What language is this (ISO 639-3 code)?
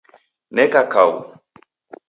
dav